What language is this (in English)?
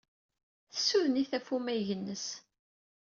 Kabyle